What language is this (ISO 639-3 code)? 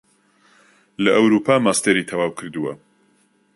ckb